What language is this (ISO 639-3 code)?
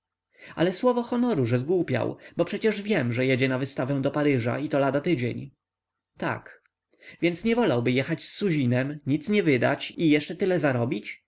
pol